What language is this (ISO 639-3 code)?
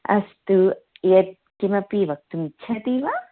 san